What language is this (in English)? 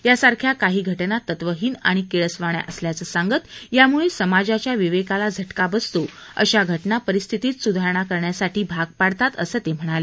Marathi